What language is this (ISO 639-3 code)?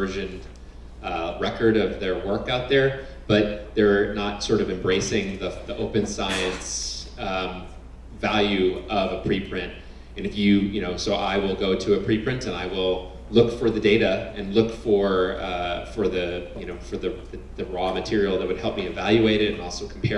eng